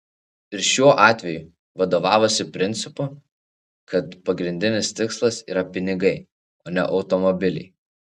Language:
Lithuanian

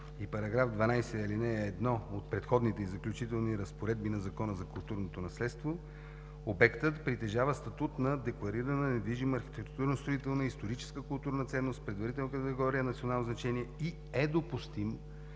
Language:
Bulgarian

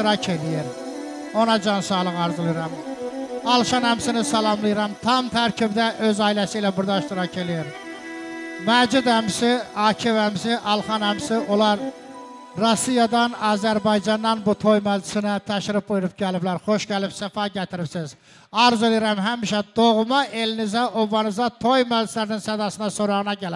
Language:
Turkish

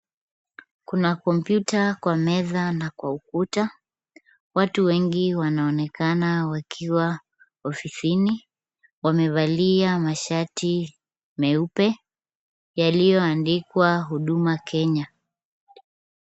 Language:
Swahili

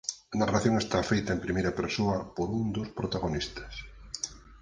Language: Galician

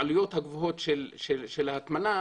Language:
Hebrew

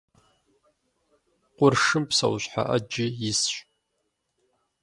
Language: Kabardian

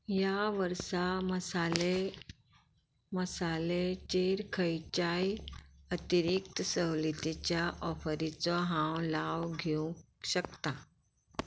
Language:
Konkani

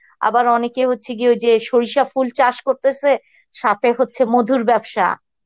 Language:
Bangla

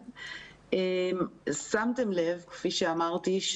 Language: Hebrew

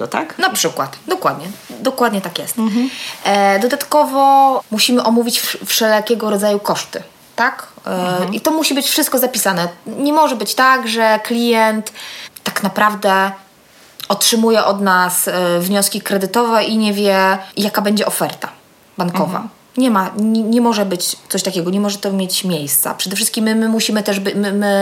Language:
Polish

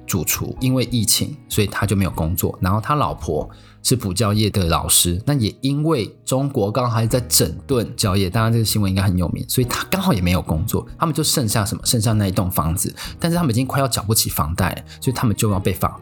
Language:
Chinese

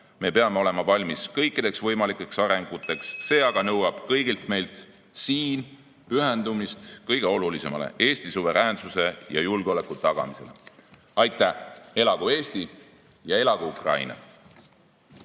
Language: Estonian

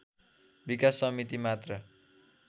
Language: Nepali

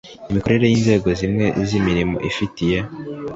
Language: Kinyarwanda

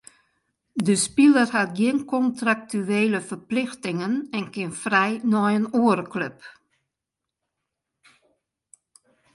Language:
Western Frisian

